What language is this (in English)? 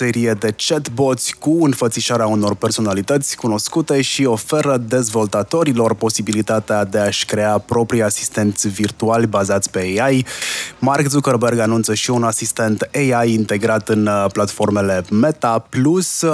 Romanian